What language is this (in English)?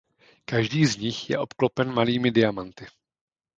Czech